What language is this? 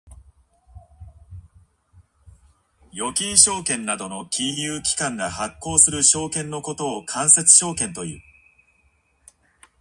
Japanese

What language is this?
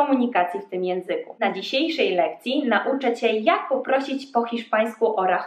Polish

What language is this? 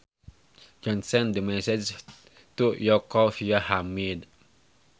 Sundanese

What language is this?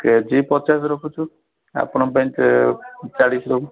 Odia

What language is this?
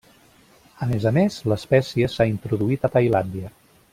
Catalan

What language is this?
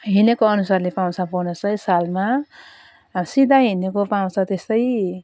Nepali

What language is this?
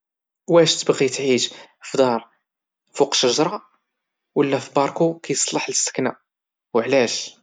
Moroccan Arabic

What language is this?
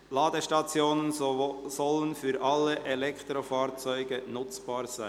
Swiss German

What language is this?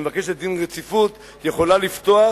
Hebrew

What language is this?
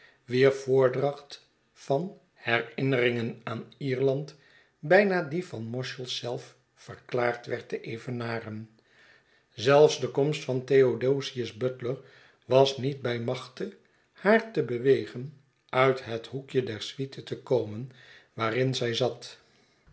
Dutch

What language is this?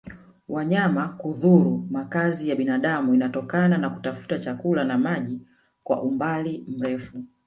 Swahili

